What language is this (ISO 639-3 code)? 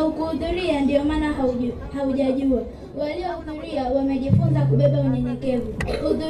swa